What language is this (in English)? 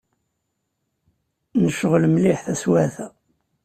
Kabyle